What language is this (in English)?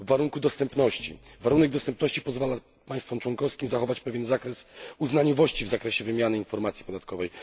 Polish